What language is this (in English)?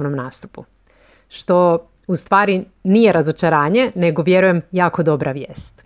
Croatian